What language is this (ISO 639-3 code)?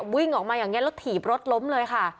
tha